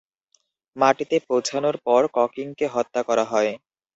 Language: Bangla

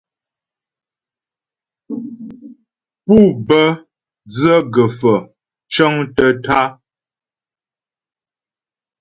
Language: Ghomala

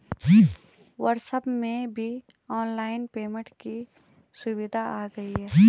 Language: Hindi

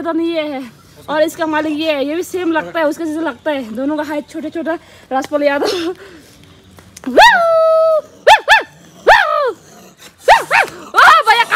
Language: Hindi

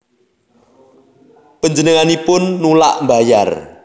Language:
Javanese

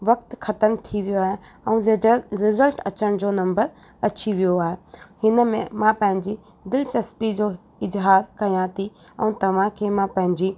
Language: Sindhi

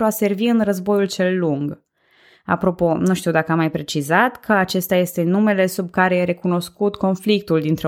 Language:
Romanian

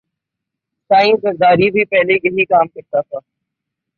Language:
Urdu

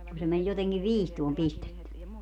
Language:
Finnish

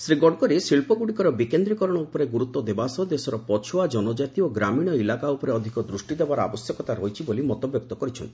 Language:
Odia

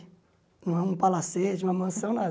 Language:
Portuguese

